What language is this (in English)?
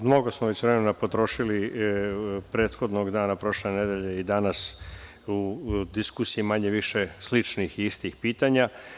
Serbian